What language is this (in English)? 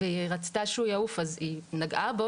Hebrew